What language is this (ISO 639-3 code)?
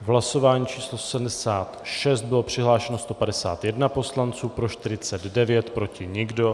ces